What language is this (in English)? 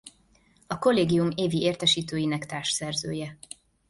Hungarian